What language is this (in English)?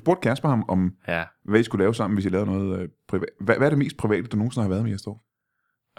Danish